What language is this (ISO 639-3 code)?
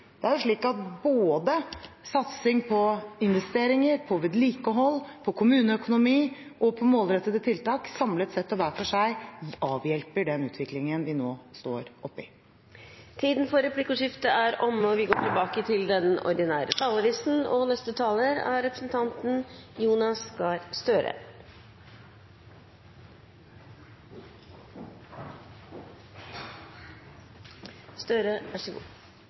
nor